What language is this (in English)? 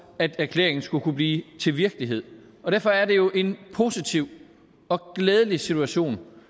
Danish